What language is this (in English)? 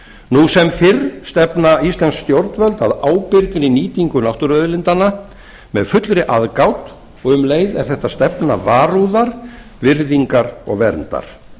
Icelandic